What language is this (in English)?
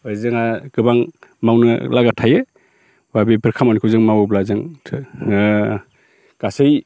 Bodo